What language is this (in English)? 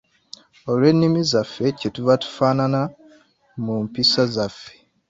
Ganda